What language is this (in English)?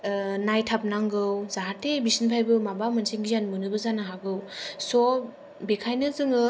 Bodo